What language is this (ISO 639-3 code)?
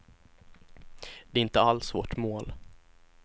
swe